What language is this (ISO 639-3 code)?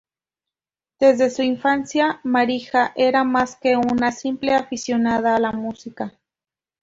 spa